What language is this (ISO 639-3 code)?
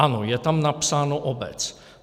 ces